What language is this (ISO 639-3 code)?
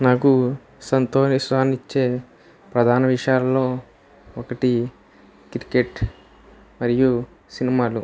tel